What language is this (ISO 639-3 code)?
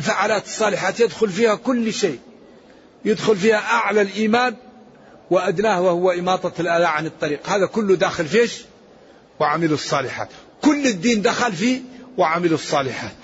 ara